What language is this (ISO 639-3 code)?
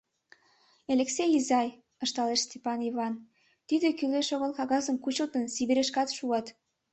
chm